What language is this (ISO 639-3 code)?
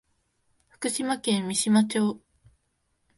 jpn